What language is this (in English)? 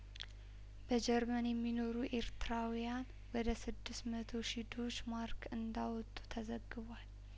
Amharic